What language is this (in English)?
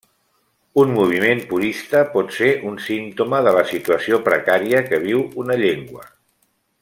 Catalan